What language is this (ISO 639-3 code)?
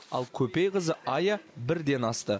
kaz